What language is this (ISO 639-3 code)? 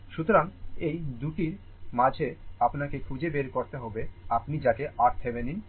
ben